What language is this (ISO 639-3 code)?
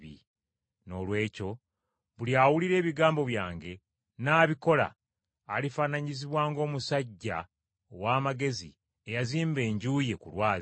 lug